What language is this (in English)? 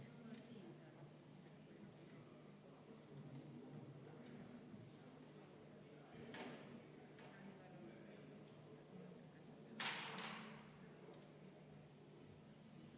Estonian